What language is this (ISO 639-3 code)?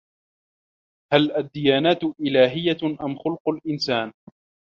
ara